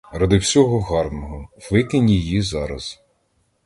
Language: Ukrainian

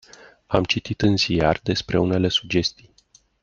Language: Romanian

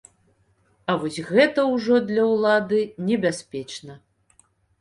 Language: Belarusian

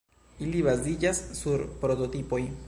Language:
Esperanto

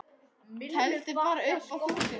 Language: Icelandic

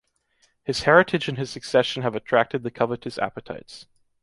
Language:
English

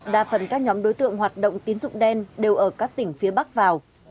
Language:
Vietnamese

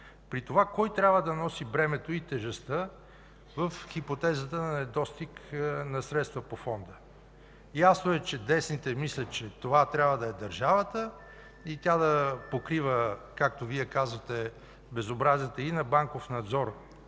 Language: Bulgarian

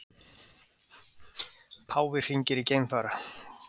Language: Icelandic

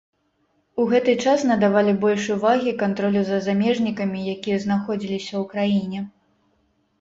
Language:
Belarusian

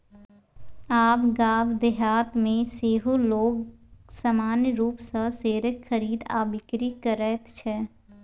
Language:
Maithili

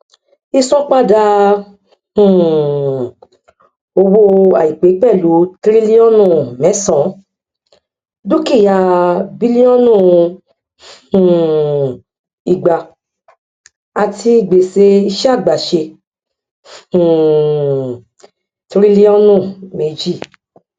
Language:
Yoruba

